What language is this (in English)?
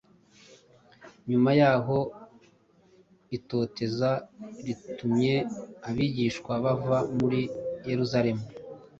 Kinyarwanda